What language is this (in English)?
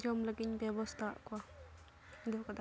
Santali